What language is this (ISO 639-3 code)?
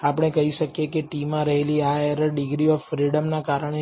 guj